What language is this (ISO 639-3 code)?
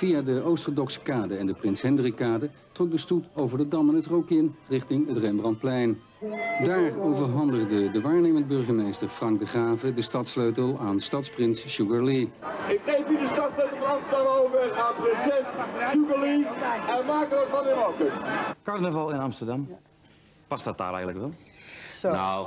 nld